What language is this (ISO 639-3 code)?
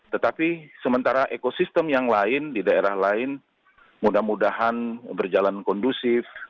ind